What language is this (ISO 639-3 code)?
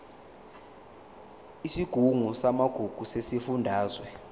zul